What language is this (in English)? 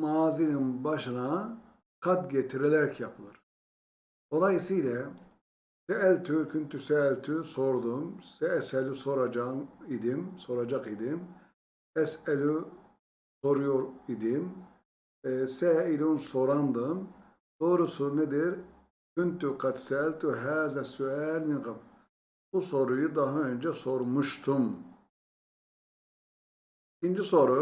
Turkish